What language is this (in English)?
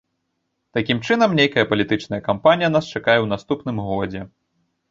Belarusian